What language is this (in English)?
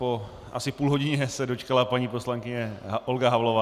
Czech